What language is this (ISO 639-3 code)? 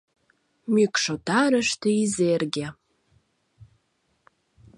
chm